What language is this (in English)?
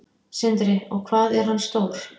Icelandic